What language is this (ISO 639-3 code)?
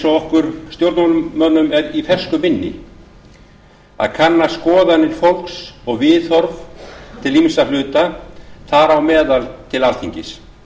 isl